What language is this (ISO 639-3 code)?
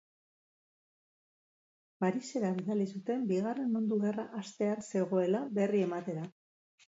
eus